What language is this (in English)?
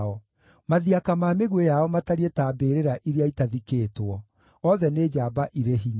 Kikuyu